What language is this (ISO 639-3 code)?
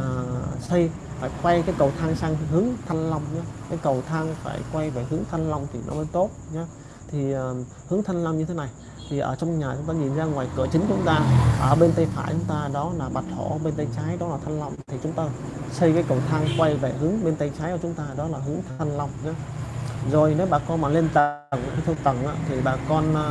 vie